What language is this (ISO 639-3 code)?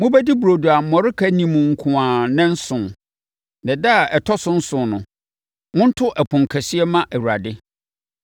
aka